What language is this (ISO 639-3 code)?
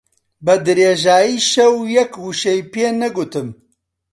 ckb